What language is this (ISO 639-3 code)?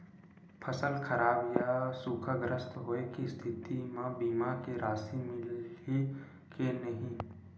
hne